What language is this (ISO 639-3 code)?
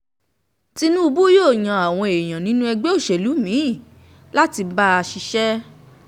yor